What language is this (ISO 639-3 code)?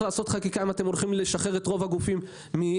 heb